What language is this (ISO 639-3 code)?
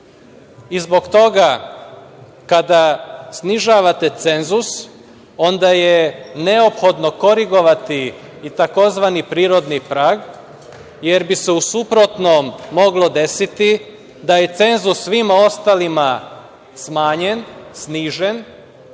srp